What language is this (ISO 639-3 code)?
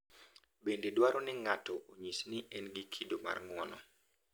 luo